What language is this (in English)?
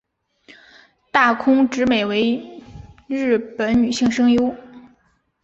Chinese